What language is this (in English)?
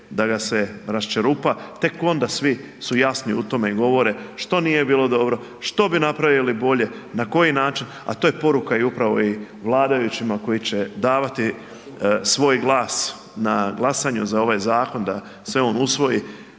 Croatian